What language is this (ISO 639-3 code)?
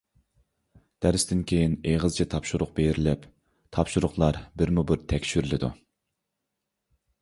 uig